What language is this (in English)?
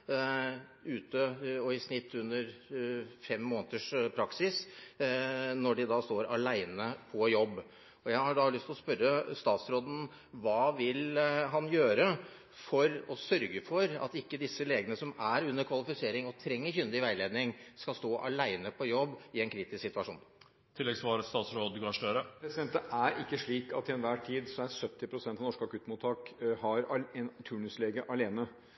Norwegian Bokmål